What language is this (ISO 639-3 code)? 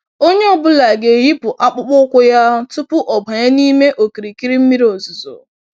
ibo